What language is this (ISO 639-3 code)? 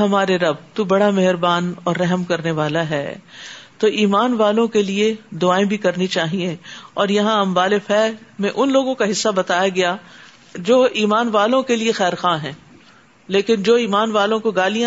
urd